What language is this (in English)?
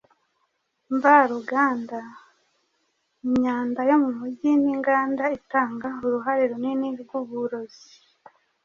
Kinyarwanda